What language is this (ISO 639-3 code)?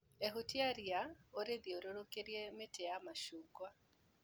kik